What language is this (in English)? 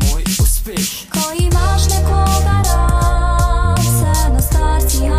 Czech